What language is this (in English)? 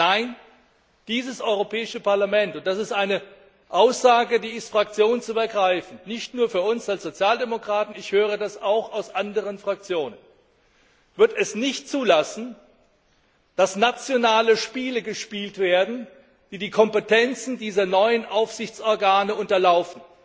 German